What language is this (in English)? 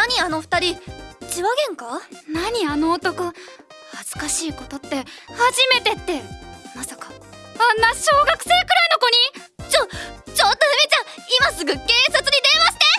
Japanese